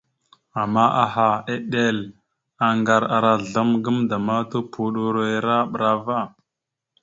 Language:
Mada (Cameroon)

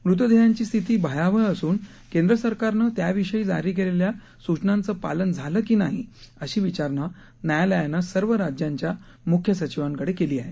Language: Marathi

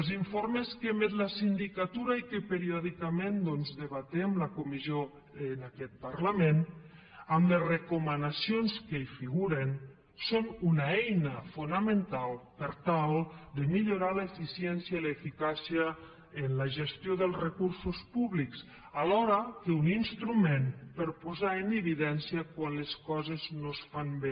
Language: Catalan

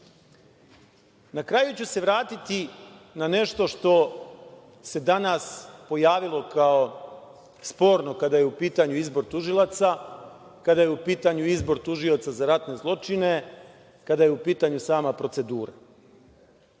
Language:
Serbian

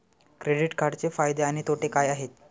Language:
Marathi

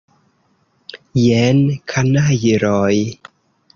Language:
Esperanto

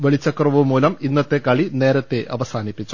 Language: Malayalam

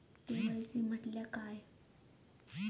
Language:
Marathi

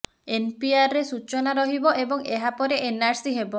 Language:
Odia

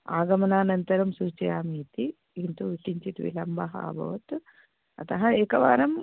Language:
Sanskrit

